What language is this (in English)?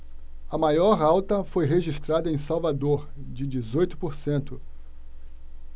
Portuguese